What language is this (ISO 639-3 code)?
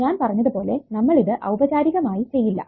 mal